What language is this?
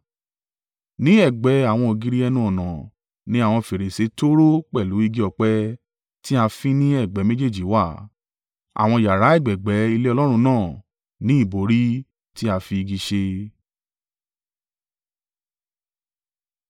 Yoruba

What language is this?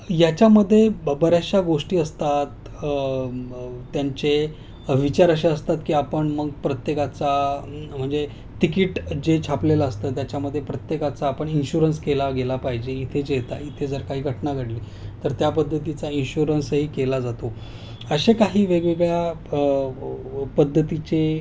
Marathi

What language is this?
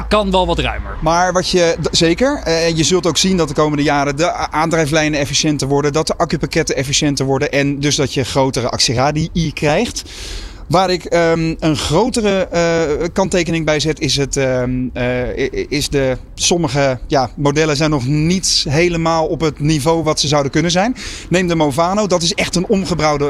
Dutch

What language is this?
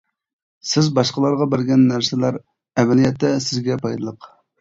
Uyghur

